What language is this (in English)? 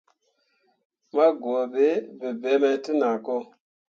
Mundang